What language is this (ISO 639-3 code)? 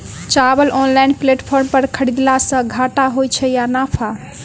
mai